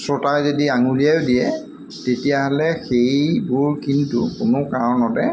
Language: Assamese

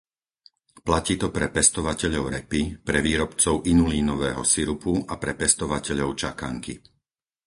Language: Slovak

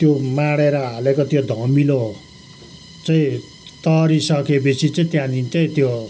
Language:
Nepali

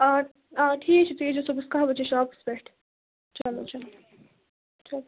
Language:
Kashmiri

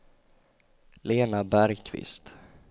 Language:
Swedish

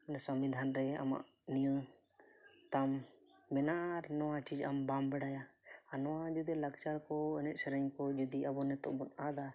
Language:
Santali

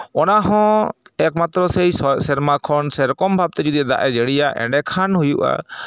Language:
Santali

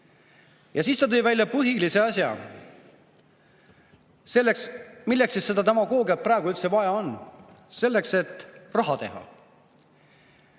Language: Estonian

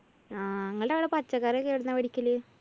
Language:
Malayalam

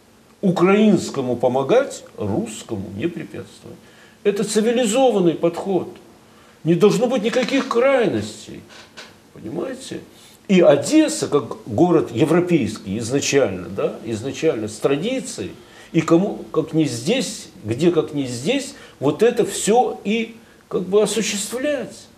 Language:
Russian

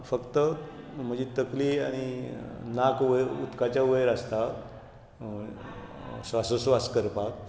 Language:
Konkani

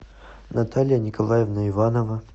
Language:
Russian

